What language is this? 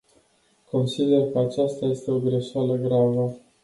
Romanian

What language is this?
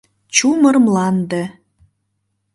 Mari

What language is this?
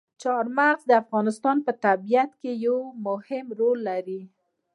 Pashto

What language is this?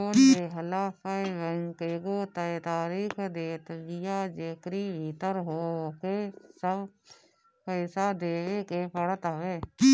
Bhojpuri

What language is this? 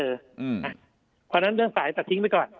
Thai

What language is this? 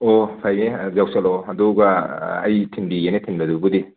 Manipuri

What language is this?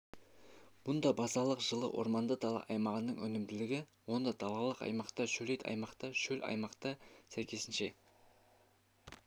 Kazakh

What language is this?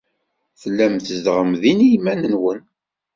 Kabyle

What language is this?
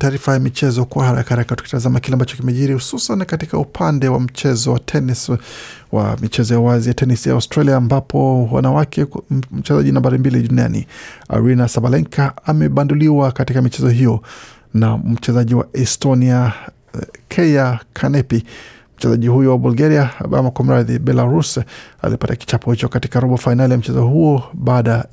Swahili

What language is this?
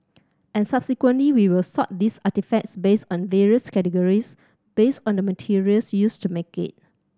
English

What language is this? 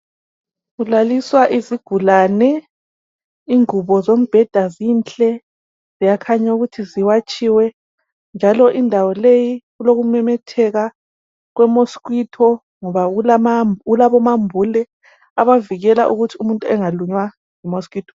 North Ndebele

